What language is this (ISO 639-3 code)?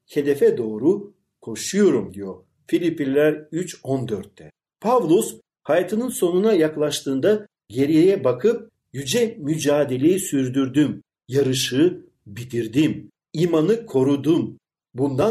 tur